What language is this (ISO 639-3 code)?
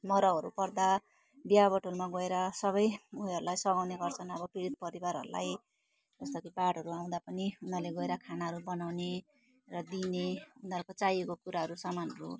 nep